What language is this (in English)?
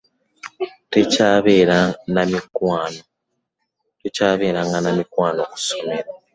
Ganda